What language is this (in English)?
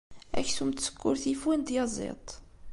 Kabyle